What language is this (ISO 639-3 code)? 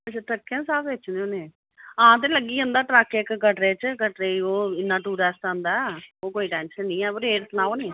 doi